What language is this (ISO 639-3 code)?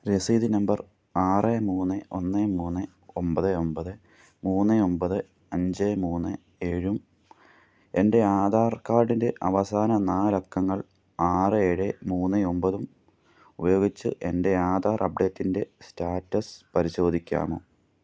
mal